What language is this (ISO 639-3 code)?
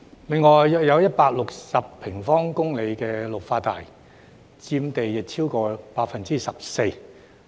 yue